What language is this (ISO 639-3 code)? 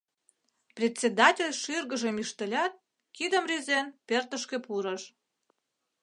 chm